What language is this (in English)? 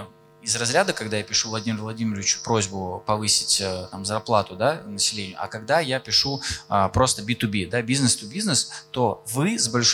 Russian